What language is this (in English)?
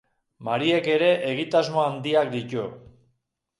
Basque